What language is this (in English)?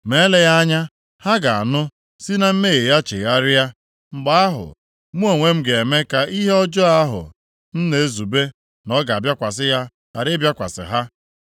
Igbo